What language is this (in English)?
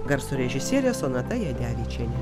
Lithuanian